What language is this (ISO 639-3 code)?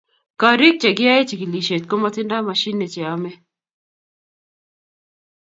kln